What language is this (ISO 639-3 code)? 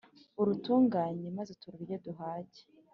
kin